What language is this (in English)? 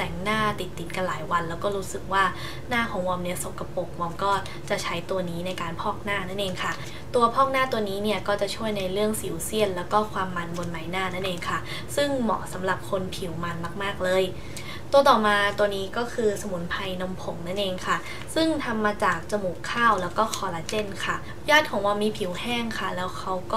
Thai